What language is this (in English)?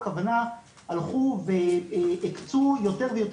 Hebrew